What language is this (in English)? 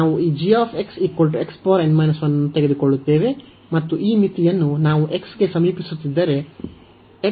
Kannada